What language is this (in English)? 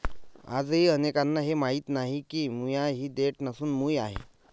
Marathi